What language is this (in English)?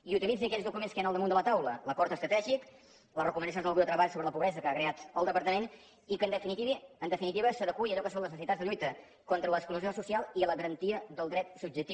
Catalan